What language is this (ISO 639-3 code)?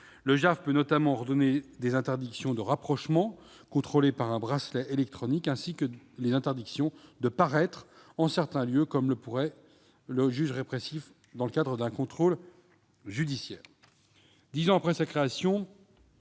fra